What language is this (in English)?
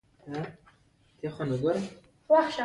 Pashto